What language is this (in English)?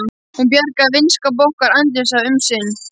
Icelandic